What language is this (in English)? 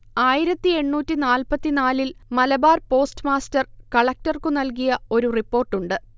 Malayalam